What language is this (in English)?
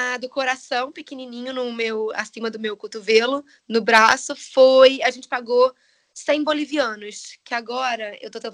Portuguese